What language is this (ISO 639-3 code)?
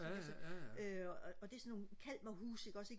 dan